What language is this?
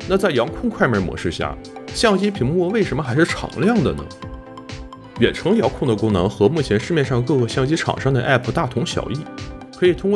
Chinese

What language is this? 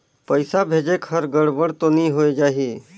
Chhattisgarhi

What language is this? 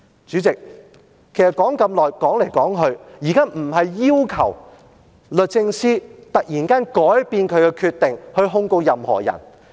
Cantonese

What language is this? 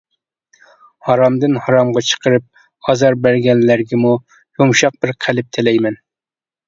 Uyghur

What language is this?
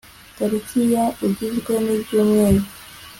Kinyarwanda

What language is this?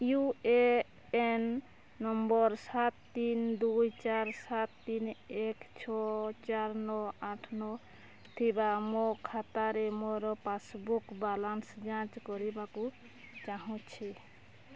Odia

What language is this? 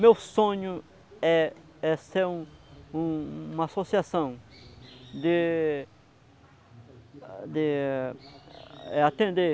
Portuguese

